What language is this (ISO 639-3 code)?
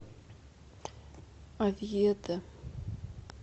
rus